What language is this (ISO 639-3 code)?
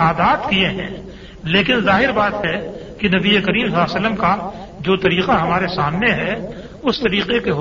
urd